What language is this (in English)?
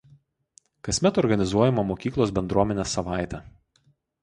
Lithuanian